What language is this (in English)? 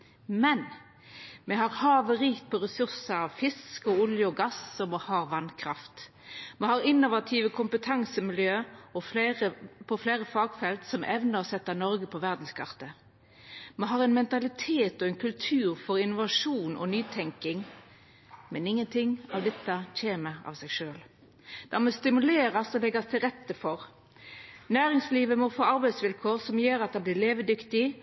Norwegian Nynorsk